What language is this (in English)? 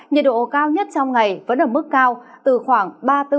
Vietnamese